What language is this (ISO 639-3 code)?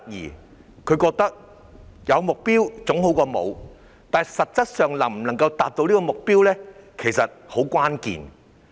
yue